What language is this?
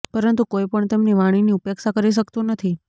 Gujarati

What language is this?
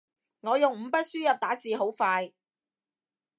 Cantonese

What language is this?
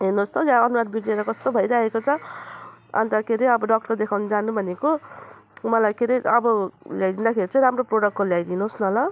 Nepali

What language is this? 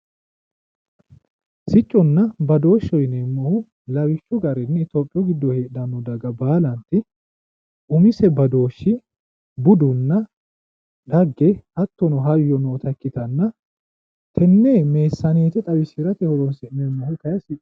Sidamo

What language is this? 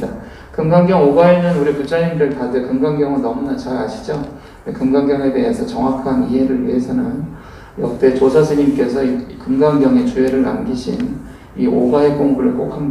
Korean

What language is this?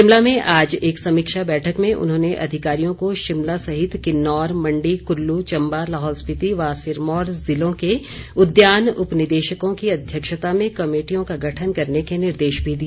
Hindi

